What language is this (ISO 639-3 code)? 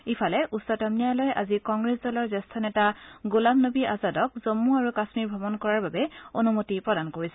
asm